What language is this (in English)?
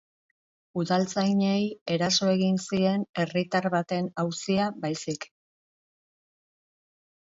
Basque